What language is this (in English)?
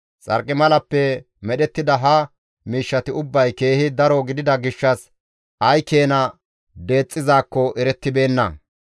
Gamo